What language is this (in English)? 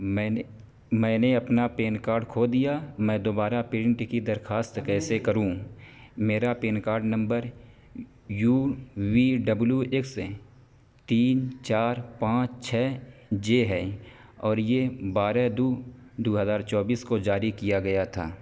Urdu